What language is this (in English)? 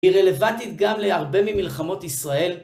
Hebrew